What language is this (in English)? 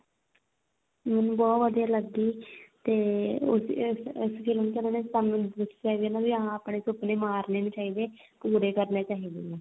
Punjabi